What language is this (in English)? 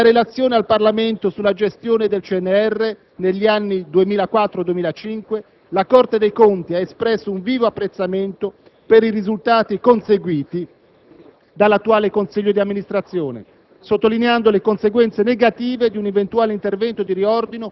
Italian